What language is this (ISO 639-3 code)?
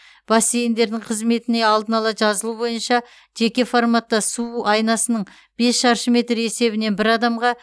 kaz